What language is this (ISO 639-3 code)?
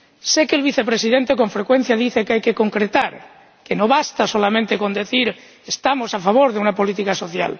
spa